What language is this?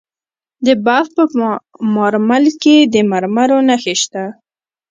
Pashto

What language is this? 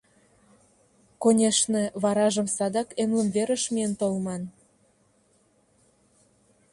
Mari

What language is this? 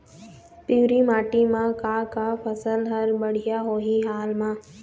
Chhattisgarhi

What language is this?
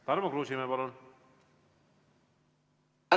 Estonian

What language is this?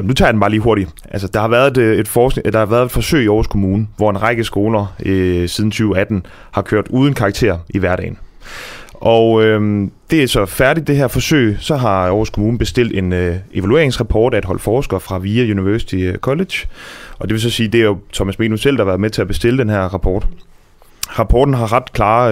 Danish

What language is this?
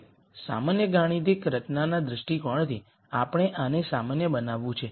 Gujarati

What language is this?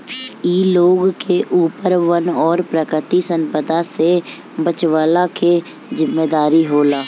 Bhojpuri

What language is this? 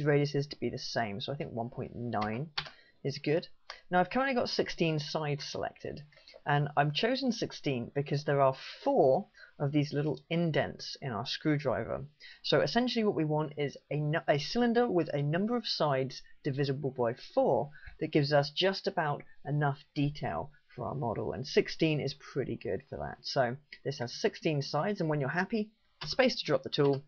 English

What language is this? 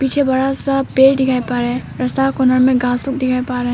Hindi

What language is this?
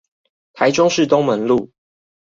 Chinese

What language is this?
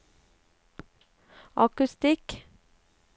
Norwegian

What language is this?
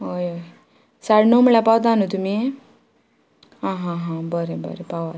Konkani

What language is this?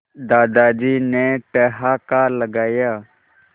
Hindi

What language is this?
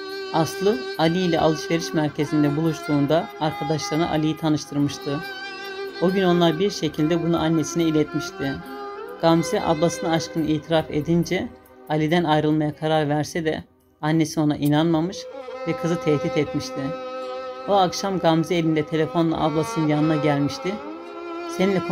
Turkish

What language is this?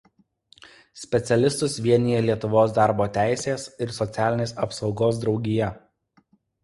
Lithuanian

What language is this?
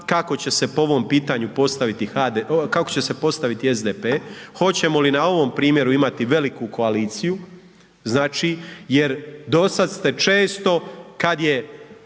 Croatian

